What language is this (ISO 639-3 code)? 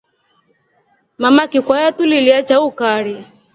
rof